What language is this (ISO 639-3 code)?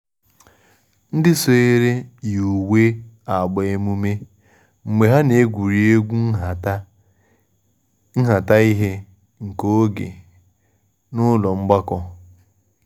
ibo